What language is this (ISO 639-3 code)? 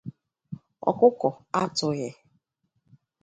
ibo